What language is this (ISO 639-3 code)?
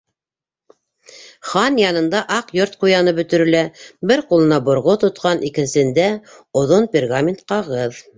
bak